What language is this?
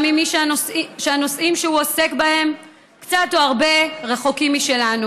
Hebrew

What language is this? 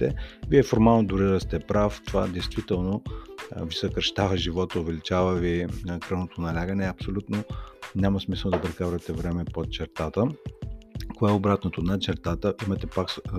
Bulgarian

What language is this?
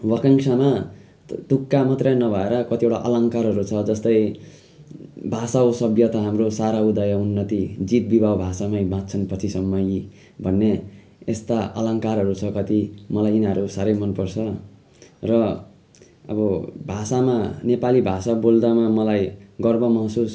Nepali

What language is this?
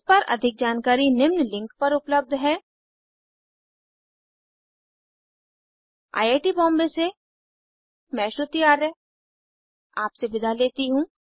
Hindi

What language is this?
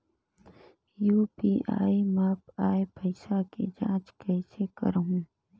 Chhattisgarhi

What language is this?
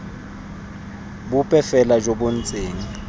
Tswana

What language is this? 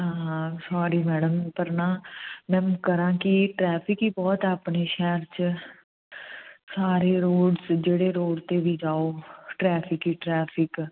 Punjabi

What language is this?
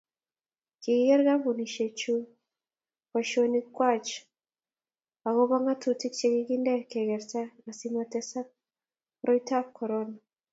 Kalenjin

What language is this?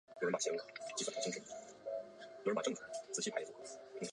Chinese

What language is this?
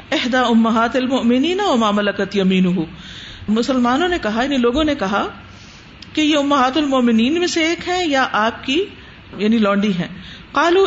Urdu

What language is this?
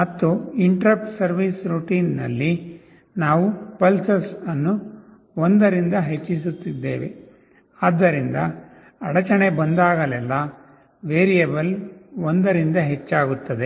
Kannada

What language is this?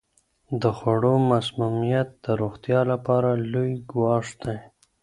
Pashto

